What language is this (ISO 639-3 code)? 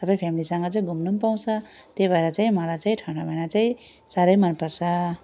nep